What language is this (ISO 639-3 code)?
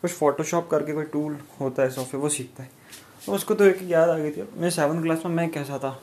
hin